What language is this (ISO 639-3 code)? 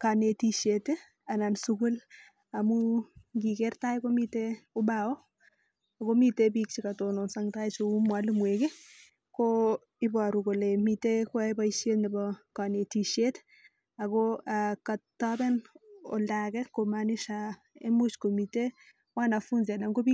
kln